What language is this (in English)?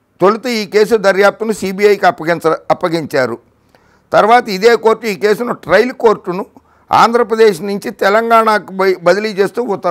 Romanian